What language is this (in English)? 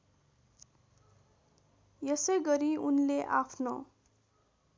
Nepali